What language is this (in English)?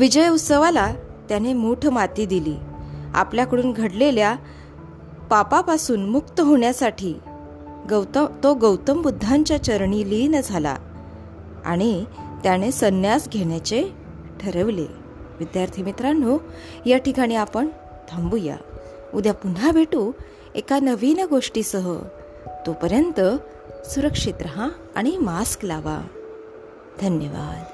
Marathi